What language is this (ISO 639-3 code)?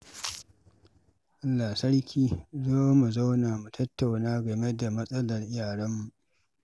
hau